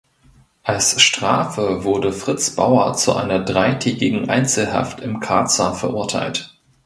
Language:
German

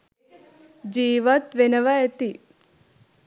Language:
Sinhala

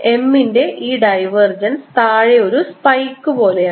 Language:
Malayalam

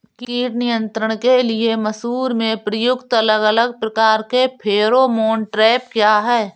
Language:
Hindi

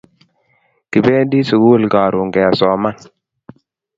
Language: Kalenjin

